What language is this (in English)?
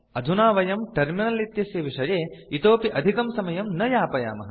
Sanskrit